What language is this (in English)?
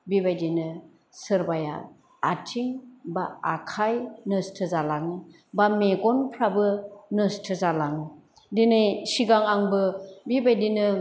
Bodo